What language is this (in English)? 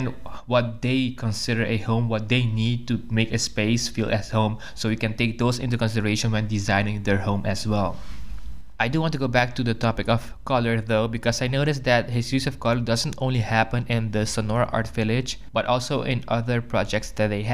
English